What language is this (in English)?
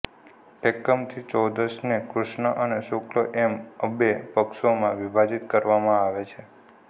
Gujarati